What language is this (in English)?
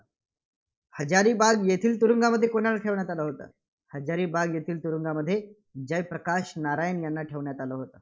Marathi